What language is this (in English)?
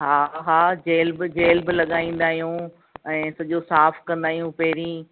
Sindhi